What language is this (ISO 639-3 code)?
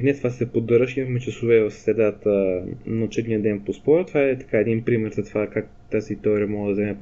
bul